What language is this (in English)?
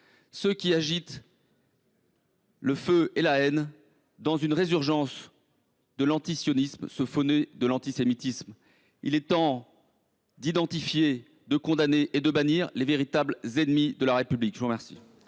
French